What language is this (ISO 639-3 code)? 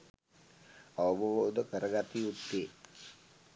sin